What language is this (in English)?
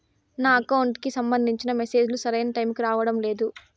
Telugu